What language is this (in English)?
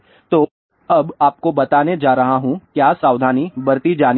Hindi